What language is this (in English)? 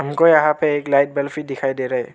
Hindi